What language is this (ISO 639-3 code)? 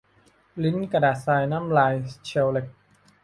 tha